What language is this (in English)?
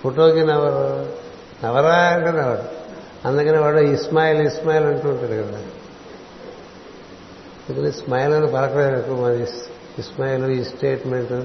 Telugu